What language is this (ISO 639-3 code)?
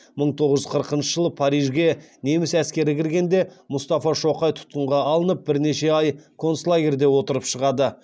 kaz